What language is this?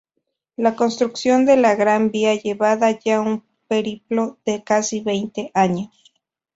Spanish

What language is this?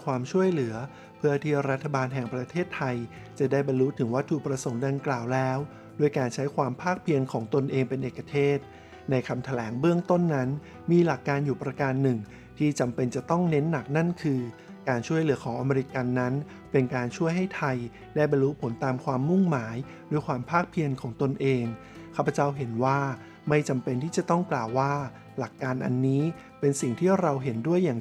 Thai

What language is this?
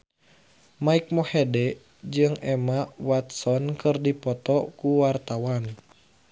Sundanese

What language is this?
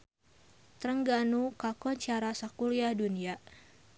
Sundanese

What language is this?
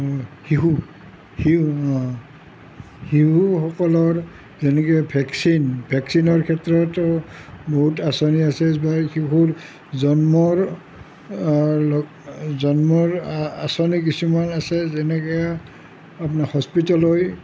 Assamese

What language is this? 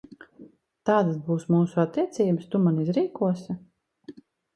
Latvian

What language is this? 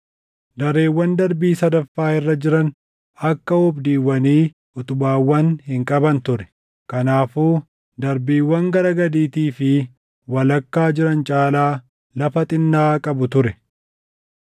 Oromo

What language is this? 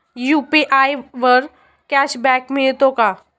Marathi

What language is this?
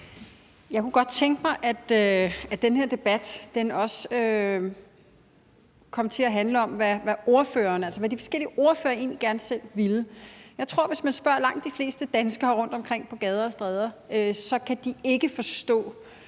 Danish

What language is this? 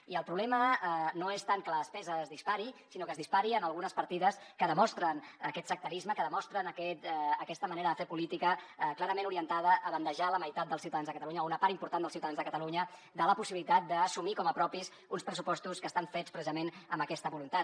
Catalan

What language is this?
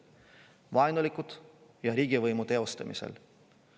Estonian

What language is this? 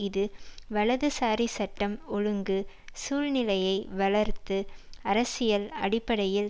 Tamil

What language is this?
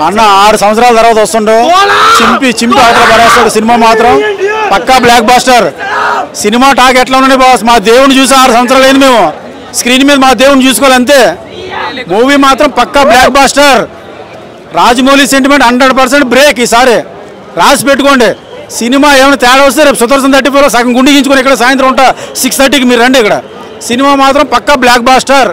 Telugu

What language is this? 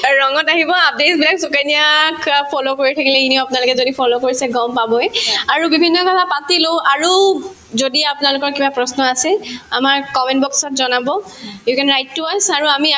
Assamese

